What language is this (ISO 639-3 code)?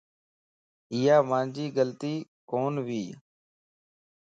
lss